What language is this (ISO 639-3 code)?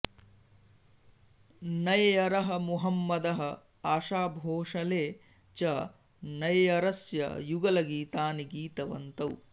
san